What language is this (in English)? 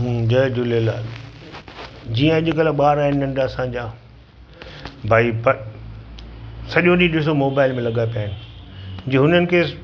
Sindhi